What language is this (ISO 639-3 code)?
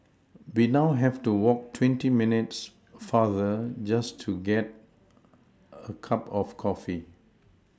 eng